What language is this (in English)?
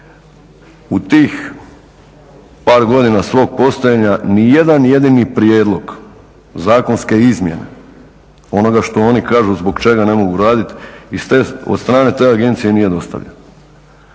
Croatian